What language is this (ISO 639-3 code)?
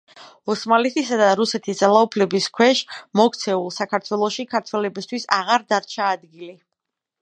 kat